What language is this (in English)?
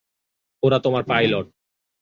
Bangla